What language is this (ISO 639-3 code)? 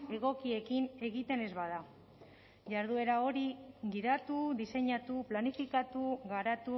eus